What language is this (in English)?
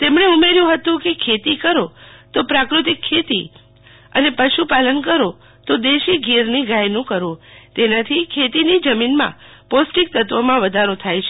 Gujarati